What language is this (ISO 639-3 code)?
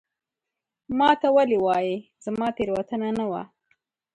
pus